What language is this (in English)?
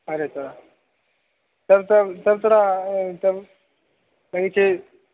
Maithili